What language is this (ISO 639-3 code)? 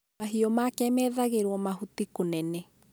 kik